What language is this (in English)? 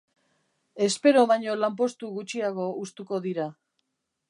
Basque